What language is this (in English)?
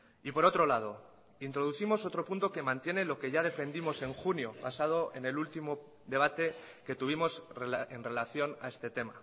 Spanish